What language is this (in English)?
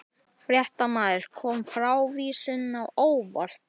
Icelandic